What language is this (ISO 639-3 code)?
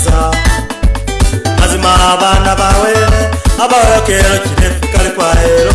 vie